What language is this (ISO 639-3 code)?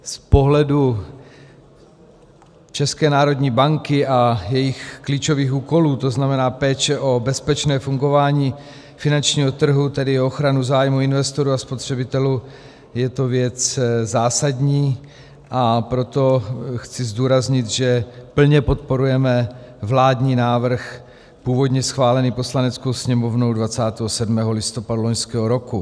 ces